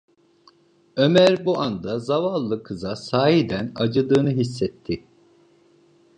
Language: Turkish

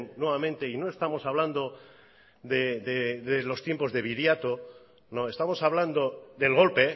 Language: Spanish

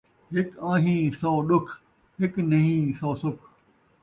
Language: Saraiki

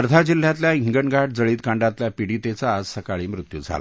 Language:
Marathi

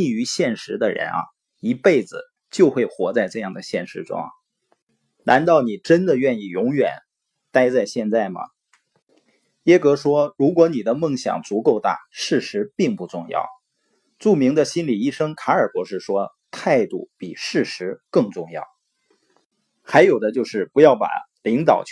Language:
Chinese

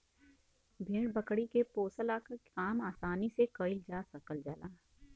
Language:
Bhojpuri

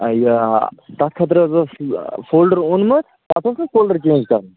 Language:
Kashmiri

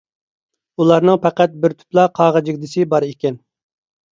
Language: Uyghur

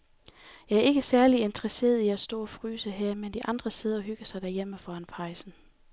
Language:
Danish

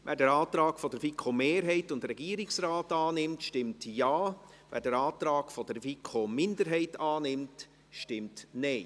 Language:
Swiss German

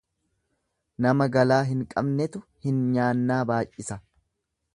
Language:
Oromo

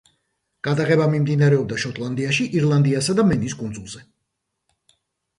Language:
Georgian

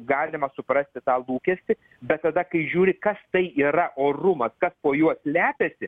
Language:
Lithuanian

